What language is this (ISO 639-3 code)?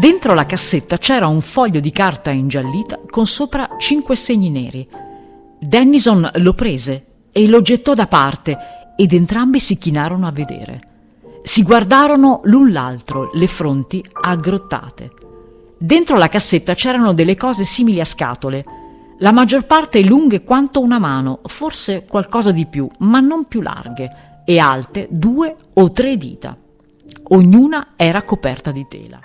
ita